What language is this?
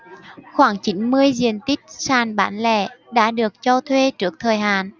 Vietnamese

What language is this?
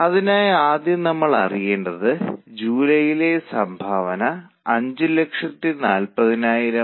Malayalam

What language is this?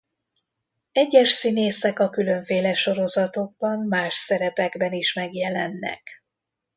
Hungarian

